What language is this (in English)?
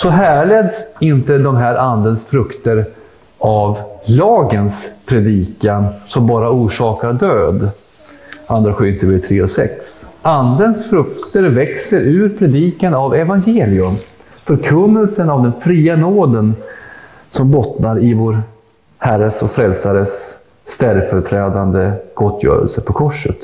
Swedish